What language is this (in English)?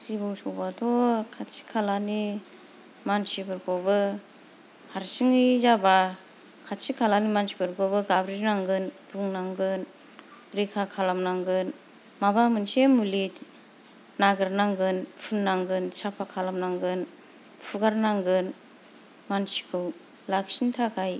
Bodo